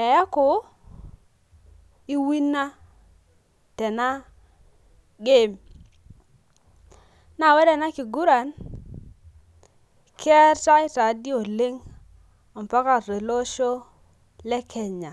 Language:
Masai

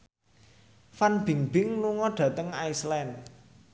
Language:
Javanese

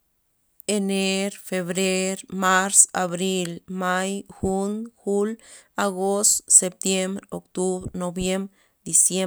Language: Loxicha Zapotec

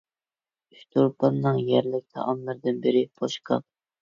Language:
Uyghur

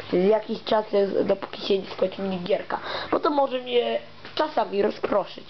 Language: Polish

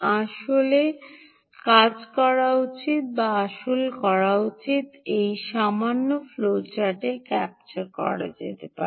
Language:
Bangla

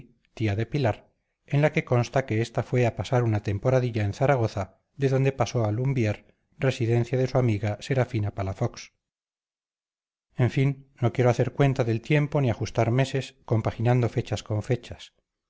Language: Spanish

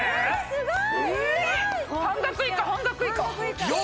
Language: Japanese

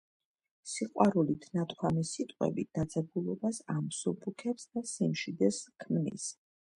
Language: Georgian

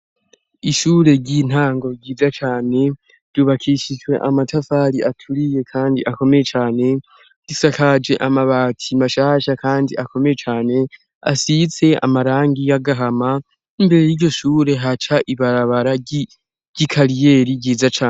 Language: Rundi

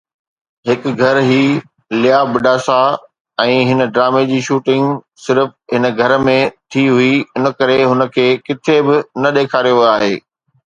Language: Sindhi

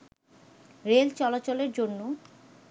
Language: Bangla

